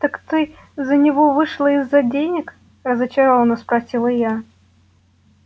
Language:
Russian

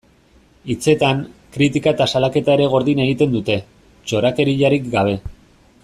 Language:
Basque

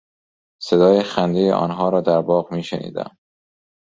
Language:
Persian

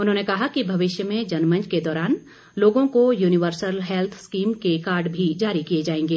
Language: Hindi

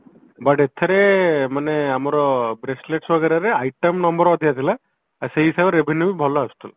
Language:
Odia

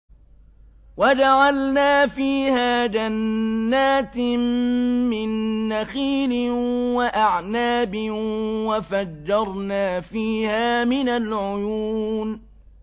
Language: Arabic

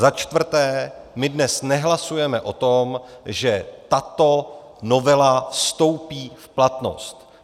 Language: Czech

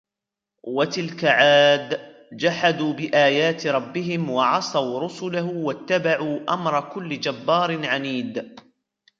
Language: Arabic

